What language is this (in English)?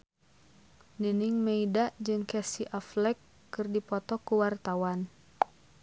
Sundanese